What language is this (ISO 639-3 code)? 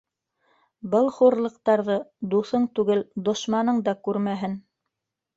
bak